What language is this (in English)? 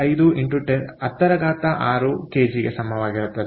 Kannada